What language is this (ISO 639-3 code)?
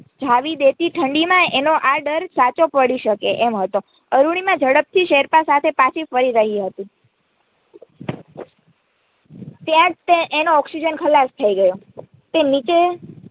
guj